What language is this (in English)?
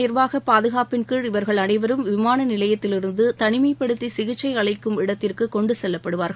Tamil